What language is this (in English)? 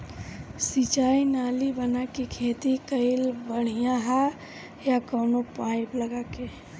Bhojpuri